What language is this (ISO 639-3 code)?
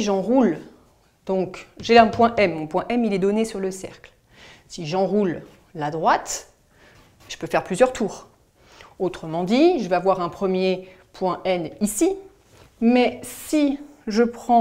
fra